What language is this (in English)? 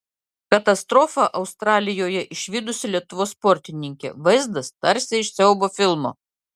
Lithuanian